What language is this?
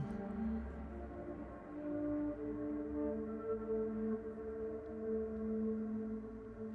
Greek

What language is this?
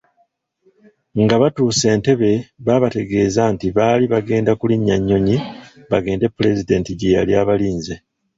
Ganda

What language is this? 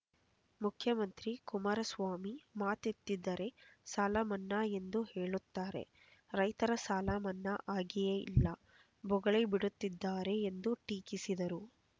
Kannada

